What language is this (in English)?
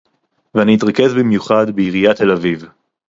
Hebrew